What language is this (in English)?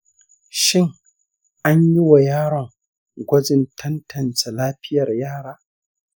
Hausa